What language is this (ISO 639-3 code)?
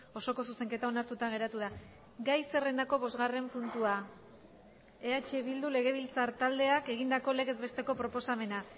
eus